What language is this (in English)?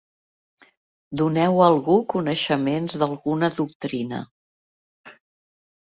Catalan